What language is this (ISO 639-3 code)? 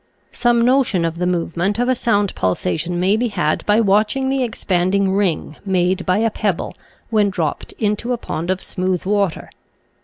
eng